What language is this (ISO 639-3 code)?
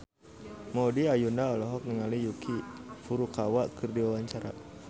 sun